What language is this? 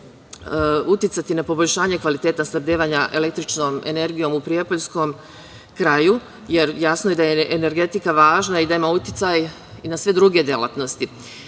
Serbian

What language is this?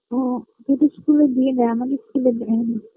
Bangla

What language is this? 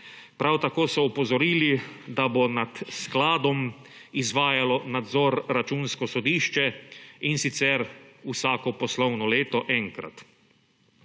Slovenian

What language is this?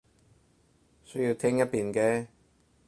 Cantonese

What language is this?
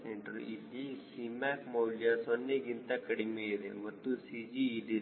Kannada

